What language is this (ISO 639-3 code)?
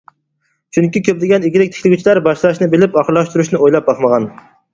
uig